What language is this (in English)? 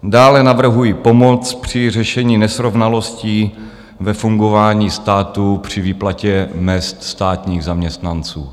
Czech